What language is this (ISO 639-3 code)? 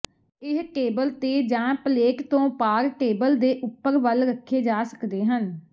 pan